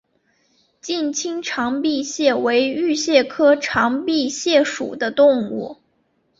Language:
Chinese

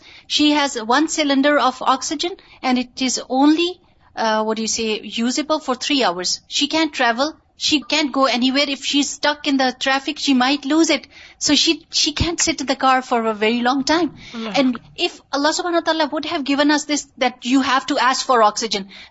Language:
Urdu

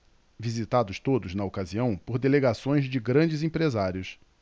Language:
Portuguese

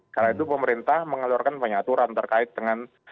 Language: Indonesian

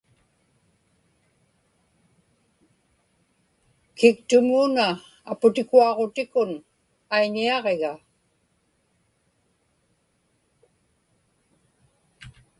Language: Inupiaq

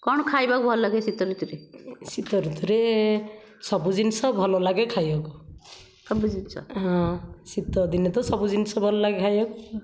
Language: Odia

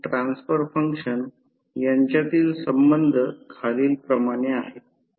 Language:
Marathi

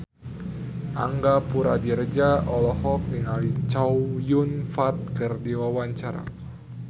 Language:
Sundanese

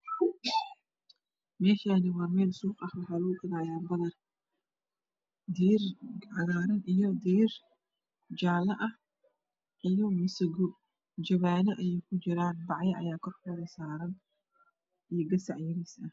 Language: Somali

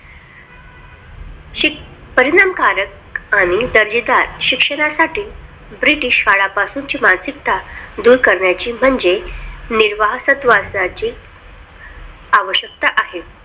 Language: Marathi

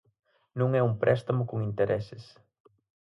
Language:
Galician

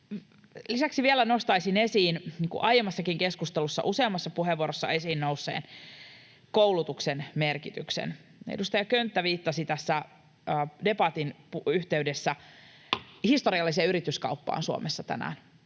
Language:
Finnish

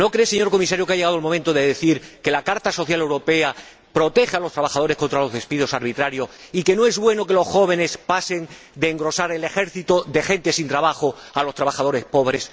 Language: Spanish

